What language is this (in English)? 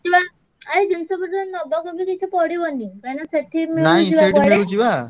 Odia